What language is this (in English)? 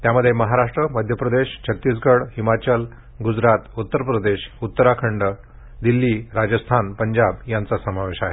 Marathi